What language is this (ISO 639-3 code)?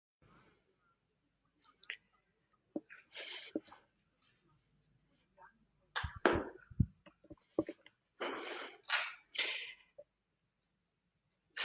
slv